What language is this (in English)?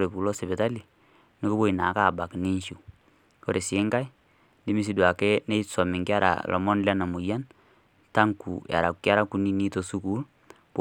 Masai